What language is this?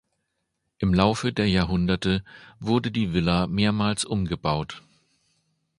German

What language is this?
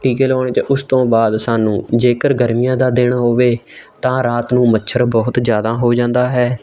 Punjabi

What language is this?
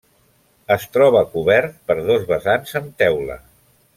Catalan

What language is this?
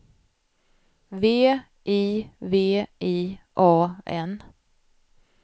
Swedish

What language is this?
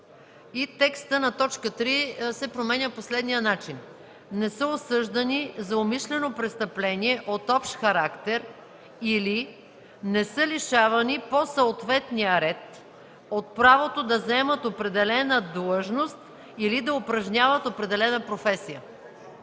Bulgarian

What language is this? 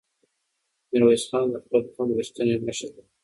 Pashto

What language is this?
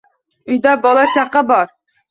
Uzbek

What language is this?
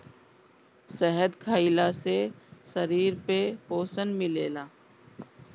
Bhojpuri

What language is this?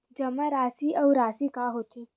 Chhattisgarhi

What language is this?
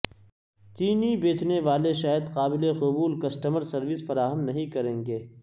Urdu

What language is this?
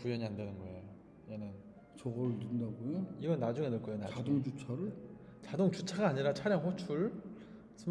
Korean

